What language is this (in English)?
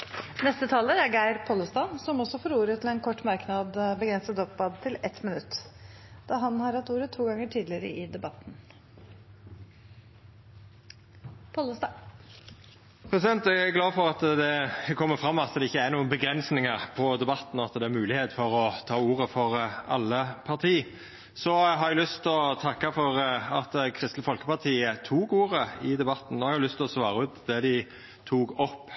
Norwegian